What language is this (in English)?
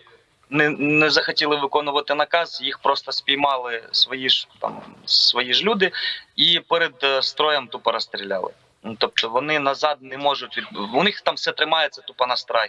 Ukrainian